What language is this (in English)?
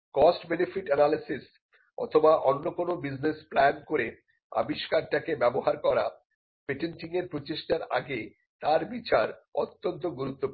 Bangla